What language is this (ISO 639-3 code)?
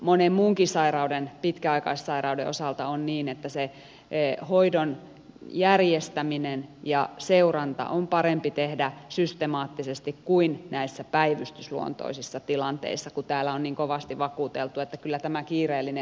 fin